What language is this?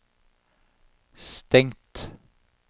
Norwegian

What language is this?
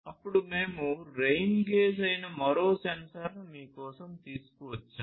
Telugu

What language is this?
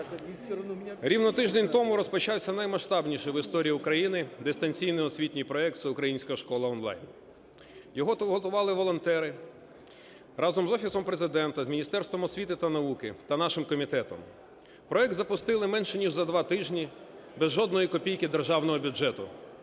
Ukrainian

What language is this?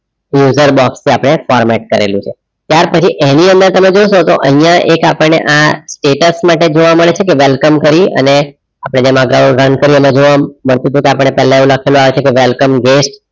Gujarati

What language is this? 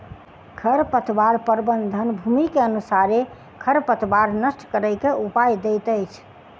Maithili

